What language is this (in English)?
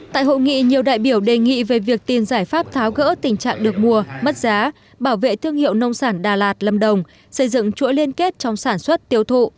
Vietnamese